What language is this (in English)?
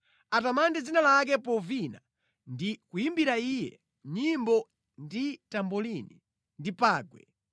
Nyanja